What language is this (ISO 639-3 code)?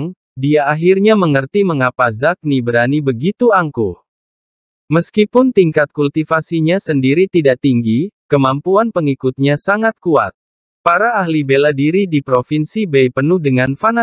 ind